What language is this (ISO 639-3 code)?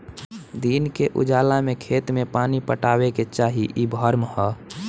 bho